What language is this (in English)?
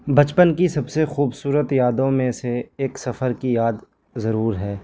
Urdu